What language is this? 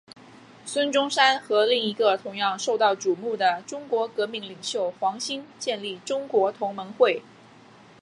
Chinese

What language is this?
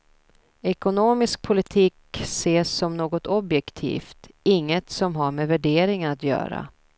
Swedish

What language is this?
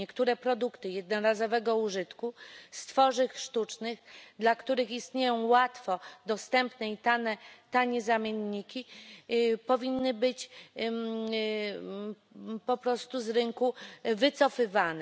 Polish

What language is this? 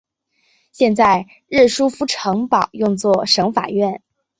Chinese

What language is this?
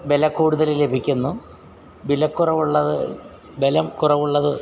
Malayalam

